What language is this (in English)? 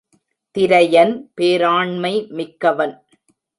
Tamil